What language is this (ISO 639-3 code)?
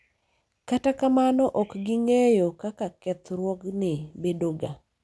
luo